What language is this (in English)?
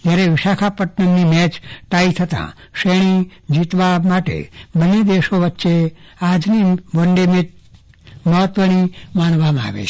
Gujarati